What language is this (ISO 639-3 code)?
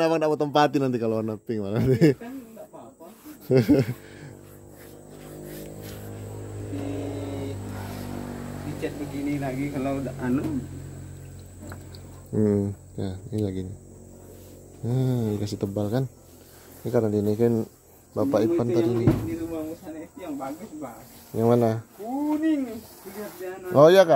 ind